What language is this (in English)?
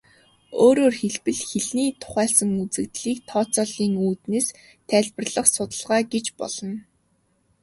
Mongolian